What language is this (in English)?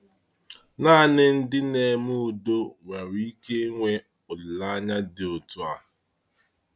Igbo